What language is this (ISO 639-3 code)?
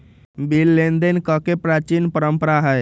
mag